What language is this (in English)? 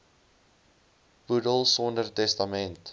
Afrikaans